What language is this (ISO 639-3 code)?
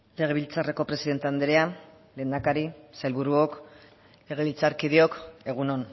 eus